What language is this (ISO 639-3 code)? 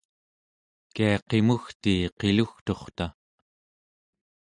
esu